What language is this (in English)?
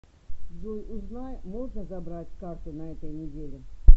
Russian